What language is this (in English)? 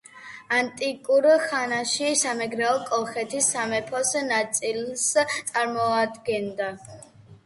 Georgian